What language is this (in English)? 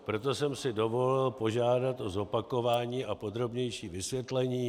Czech